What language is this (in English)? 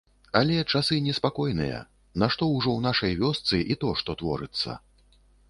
Belarusian